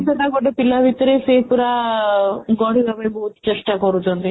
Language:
Odia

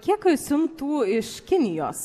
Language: Lithuanian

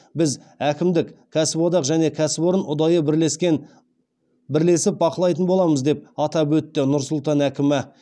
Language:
Kazakh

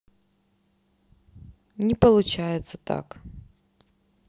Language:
Russian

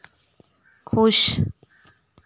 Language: Dogri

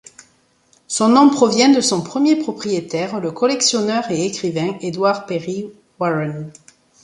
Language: French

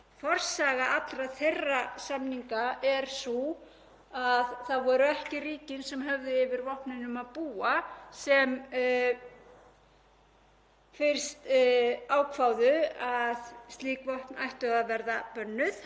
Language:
Icelandic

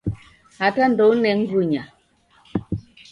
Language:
Taita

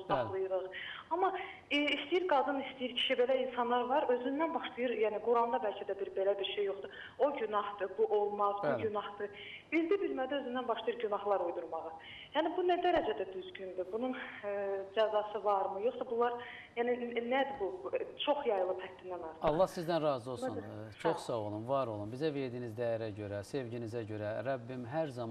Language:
Turkish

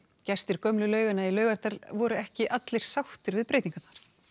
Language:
Icelandic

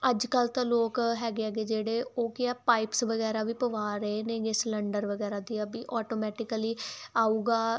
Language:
Punjabi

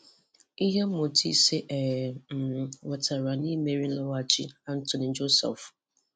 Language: Igbo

